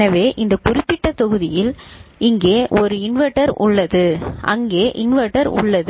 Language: Tamil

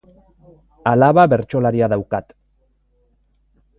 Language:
Basque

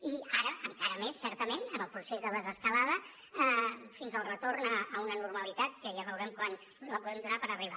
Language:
Catalan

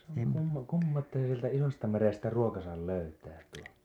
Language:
Finnish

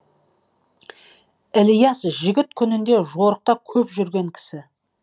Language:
Kazakh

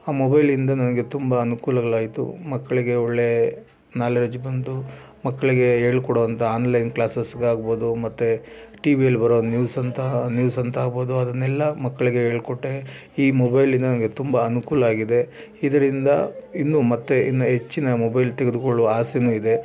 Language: Kannada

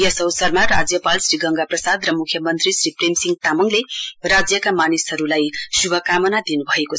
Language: Nepali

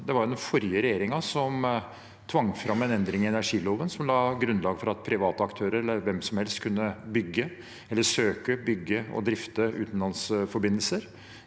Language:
Norwegian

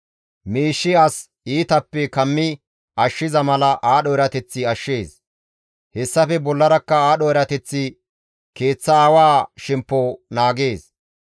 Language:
Gamo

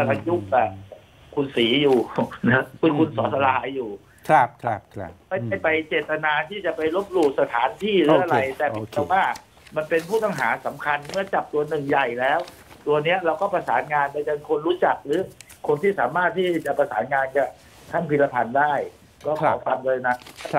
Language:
Thai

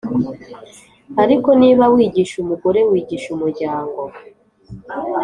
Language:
Kinyarwanda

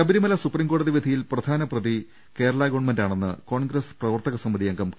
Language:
Malayalam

